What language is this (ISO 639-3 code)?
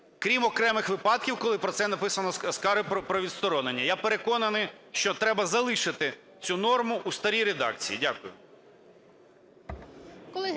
ukr